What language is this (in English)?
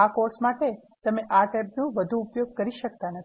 Gujarati